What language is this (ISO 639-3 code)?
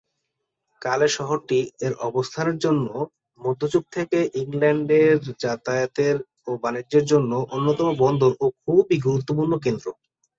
ben